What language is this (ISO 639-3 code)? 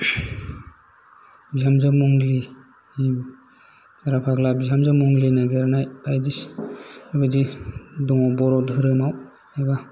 brx